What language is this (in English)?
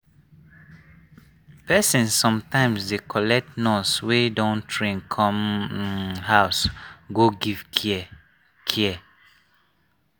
Nigerian Pidgin